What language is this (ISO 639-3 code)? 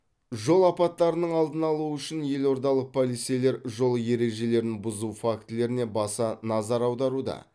kaz